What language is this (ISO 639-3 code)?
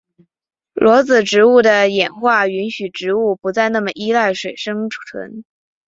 zho